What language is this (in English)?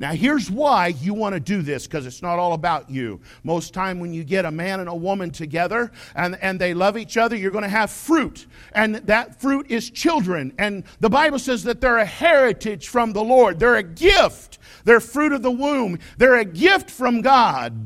English